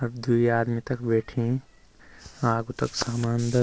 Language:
Garhwali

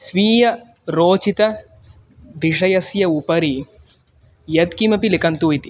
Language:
Sanskrit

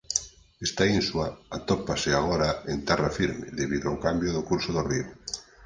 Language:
Galician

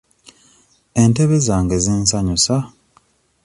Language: Ganda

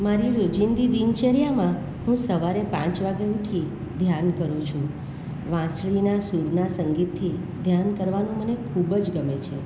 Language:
Gujarati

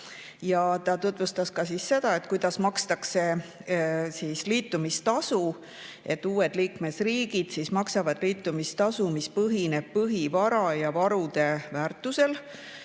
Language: Estonian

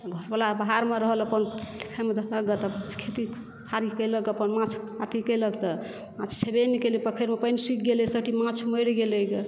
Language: Maithili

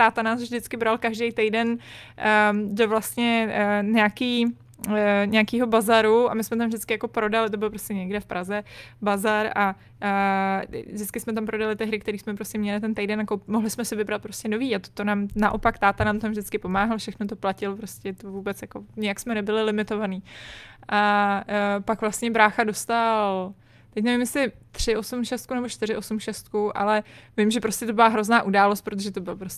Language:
Czech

